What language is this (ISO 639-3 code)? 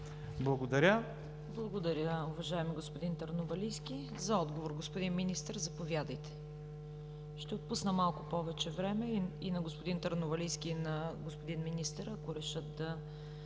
bul